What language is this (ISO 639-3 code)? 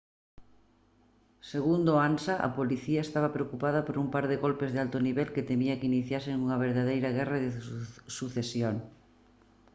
glg